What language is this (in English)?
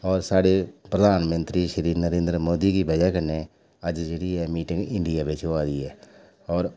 Dogri